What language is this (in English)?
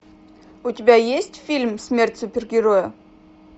Russian